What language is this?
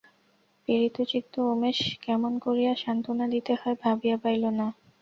Bangla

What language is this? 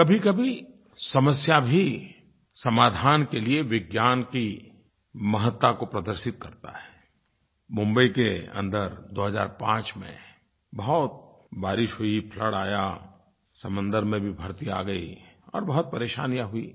Hindi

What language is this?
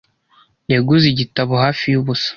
Kinyarwanda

